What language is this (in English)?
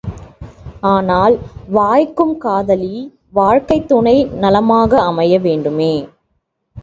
Tamil